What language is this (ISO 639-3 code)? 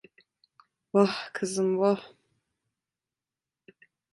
tur